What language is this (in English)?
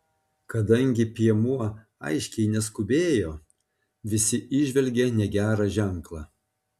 Lithuanian